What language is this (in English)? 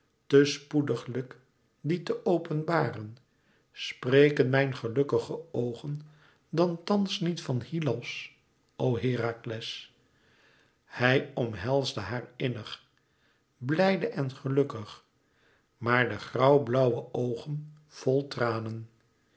Dutch